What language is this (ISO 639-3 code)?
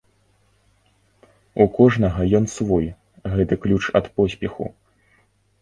bel